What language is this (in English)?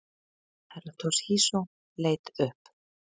Icelandic